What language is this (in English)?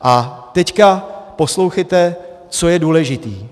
Czech